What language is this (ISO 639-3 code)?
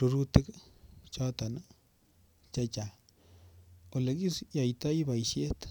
kln